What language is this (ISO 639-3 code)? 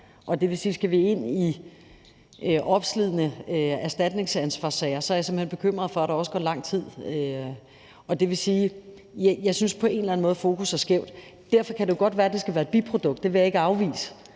dan